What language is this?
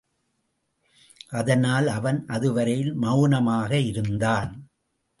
Tamil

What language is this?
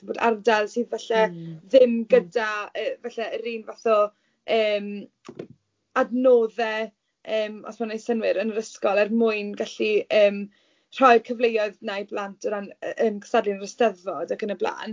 Welsh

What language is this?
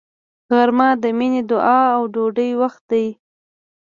Pashto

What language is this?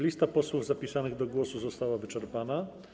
Polish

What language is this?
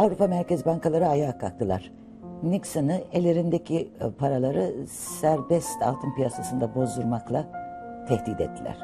Turkish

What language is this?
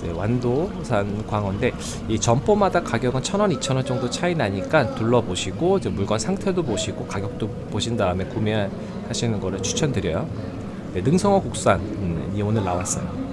Korean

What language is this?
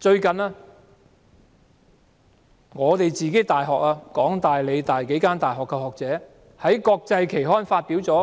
Cantonese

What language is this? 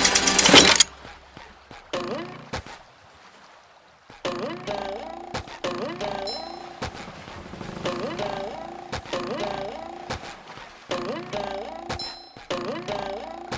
Italian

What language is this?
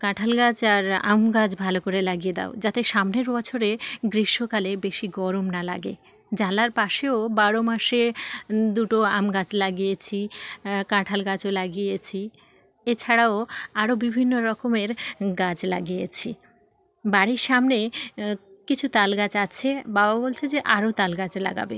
Bangla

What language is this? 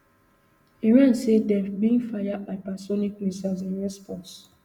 Nigerian Pidgin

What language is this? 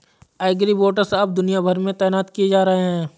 Hindi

